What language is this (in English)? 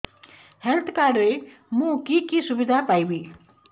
Odia